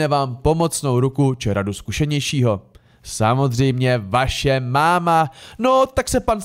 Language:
Czech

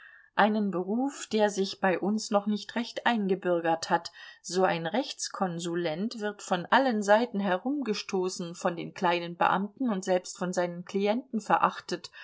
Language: German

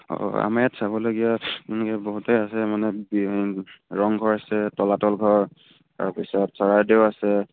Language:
Assamese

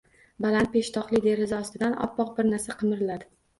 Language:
Uzbek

